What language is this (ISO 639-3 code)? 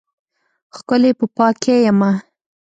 pus